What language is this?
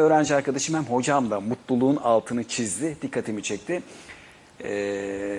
Turkish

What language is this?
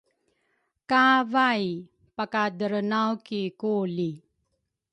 Rukai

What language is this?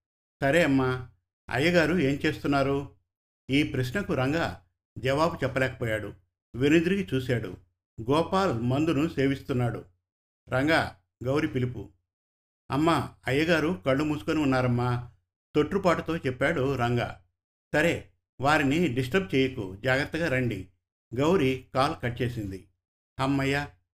Telugu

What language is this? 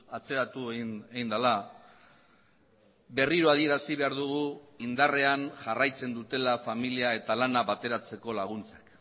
Basque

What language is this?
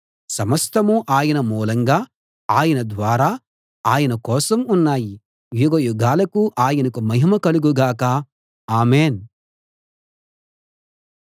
Telugu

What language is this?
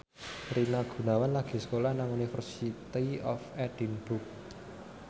Javanese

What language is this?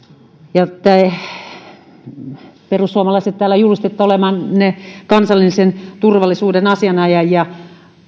Finnish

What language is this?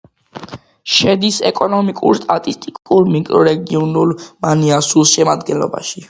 Georgian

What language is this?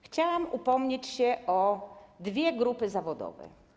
Polish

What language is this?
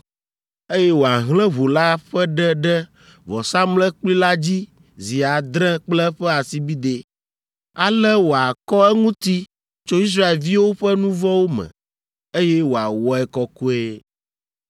Ewe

